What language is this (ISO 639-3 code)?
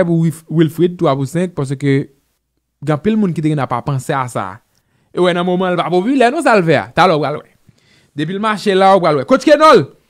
fra